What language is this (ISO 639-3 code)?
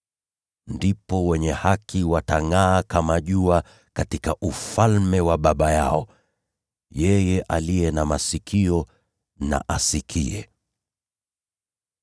swa